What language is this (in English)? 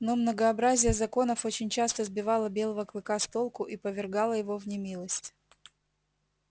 Russian